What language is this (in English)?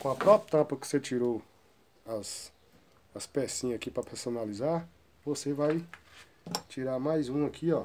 Portuguese